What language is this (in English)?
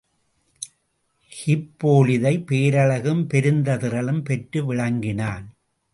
Tamil